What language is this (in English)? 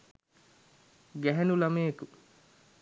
Sinhala